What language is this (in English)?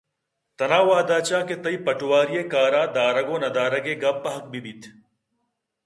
Eastern Balochi